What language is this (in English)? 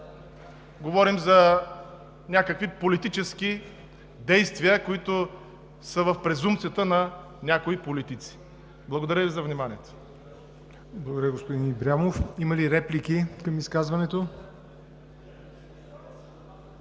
Bulgarian